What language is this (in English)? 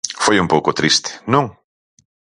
Galician